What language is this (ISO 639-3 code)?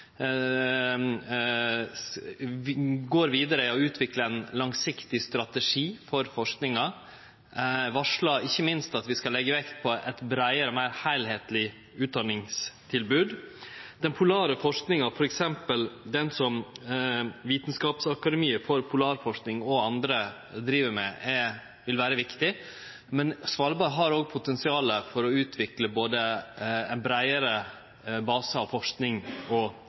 nno